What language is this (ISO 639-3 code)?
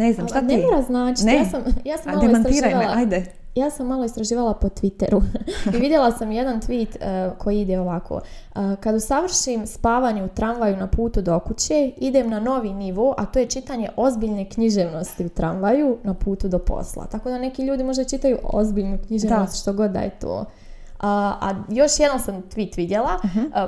hrv